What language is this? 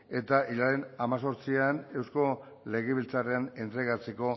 Basque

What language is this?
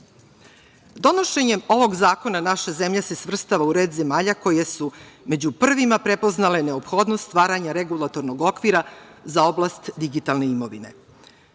Serbian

